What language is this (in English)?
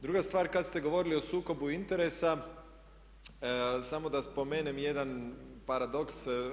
Croatian